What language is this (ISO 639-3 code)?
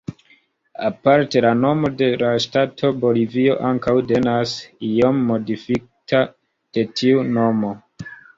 epo